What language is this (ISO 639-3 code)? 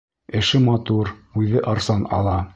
bak